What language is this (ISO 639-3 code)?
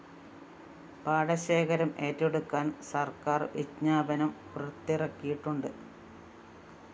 mal